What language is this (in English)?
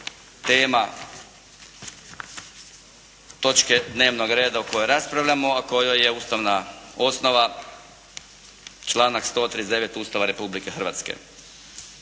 Croatian